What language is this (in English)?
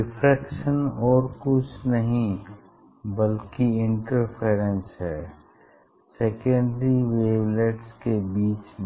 Hindi